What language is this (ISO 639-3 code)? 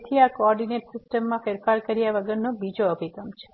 guj